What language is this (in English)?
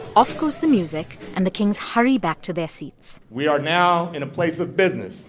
English